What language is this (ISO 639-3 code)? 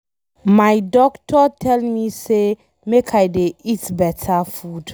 pcm